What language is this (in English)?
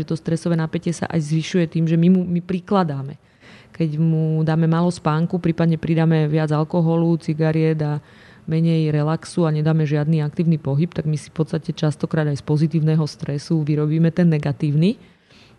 Slovak